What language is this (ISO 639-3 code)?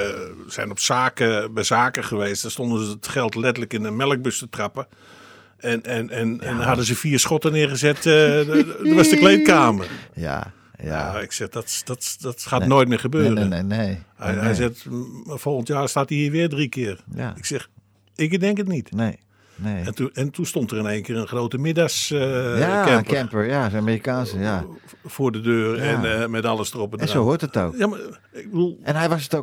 nld